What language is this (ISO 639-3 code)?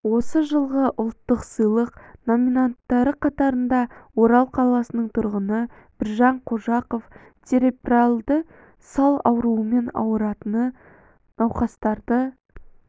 kaz